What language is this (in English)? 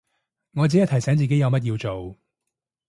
Cantonese